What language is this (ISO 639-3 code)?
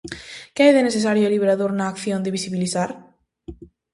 glg